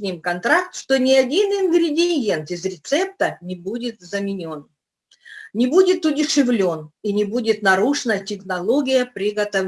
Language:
Russian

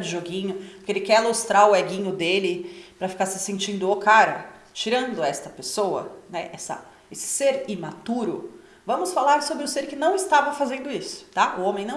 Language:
Portuguese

